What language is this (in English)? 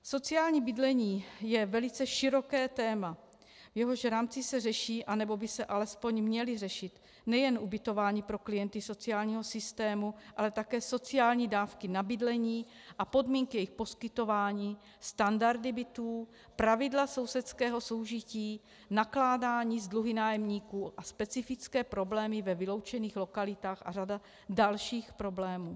Czech